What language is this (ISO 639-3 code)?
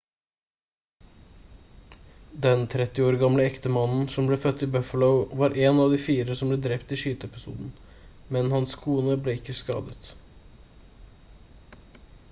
nob